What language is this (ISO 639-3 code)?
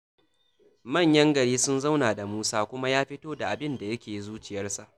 hau